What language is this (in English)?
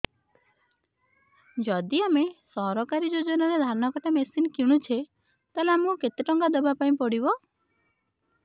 Odia